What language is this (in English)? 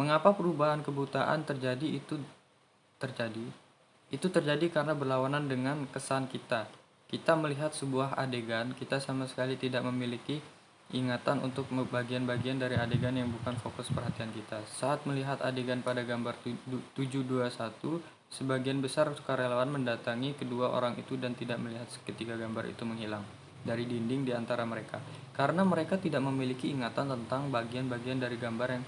Indonesian